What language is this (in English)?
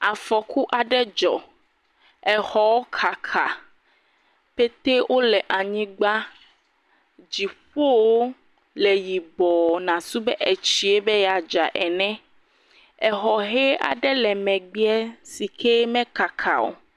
Ewe